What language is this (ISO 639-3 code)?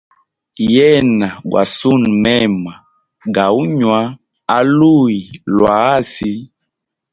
hem